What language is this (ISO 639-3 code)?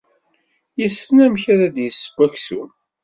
kab